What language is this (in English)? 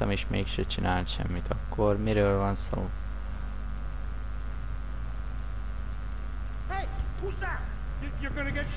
Hungarian